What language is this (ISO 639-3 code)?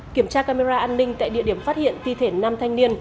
vie